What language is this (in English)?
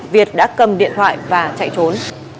Vietnamese